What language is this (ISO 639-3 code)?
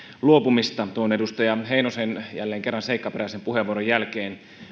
fin